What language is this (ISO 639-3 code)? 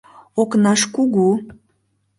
chm